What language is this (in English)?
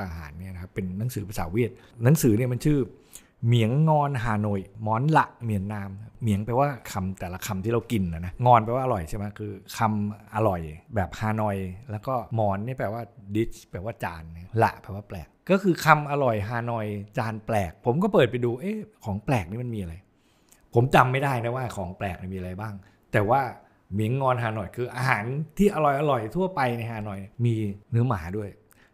Thai